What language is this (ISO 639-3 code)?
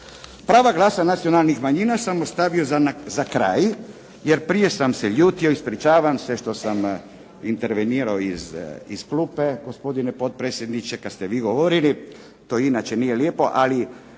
hrv